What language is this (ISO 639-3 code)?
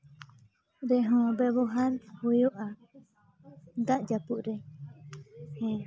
sat